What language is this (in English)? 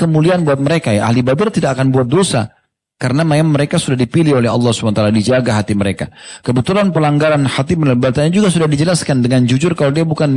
Indonesian